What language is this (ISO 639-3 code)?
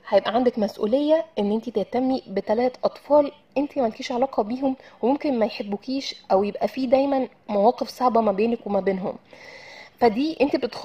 ara